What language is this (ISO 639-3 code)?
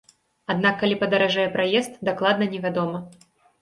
bel